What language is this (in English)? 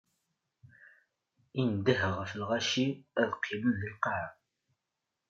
Kabyle